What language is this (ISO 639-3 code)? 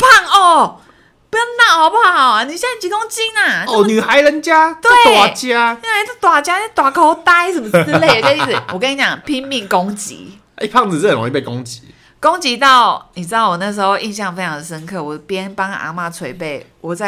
zho